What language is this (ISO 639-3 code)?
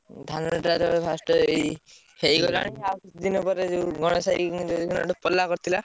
ori